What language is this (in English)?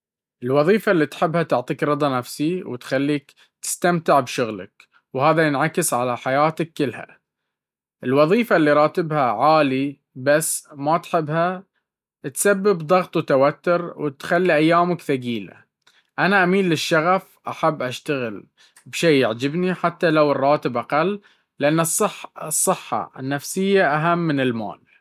Baharna Arabic